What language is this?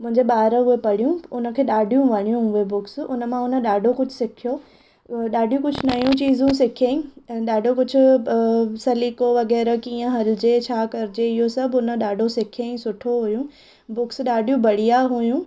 Sindhi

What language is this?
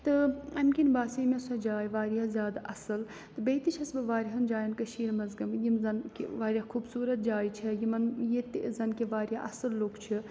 Kashmiri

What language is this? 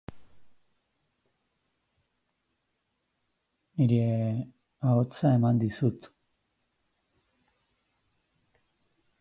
Basque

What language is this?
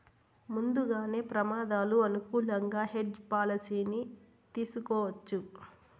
Telugu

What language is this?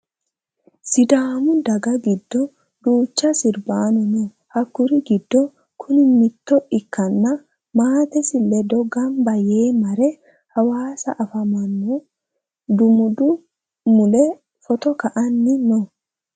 Sidamo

